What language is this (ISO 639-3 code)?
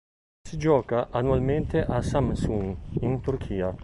ita